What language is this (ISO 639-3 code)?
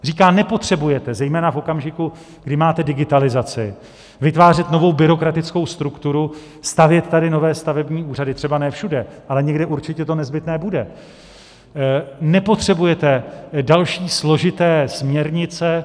ces